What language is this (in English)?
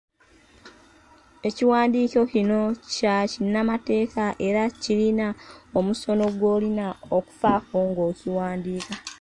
Ganda